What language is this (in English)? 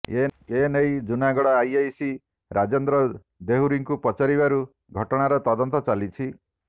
Odia